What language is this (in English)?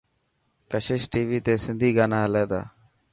Dhatki